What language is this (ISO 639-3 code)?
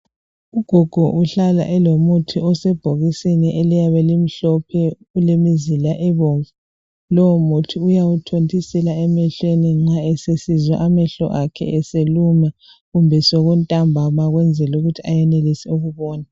nde